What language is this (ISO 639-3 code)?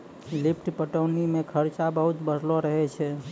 mai